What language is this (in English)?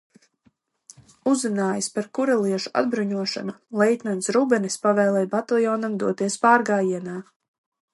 Latvian